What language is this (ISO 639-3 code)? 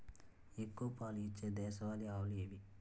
tel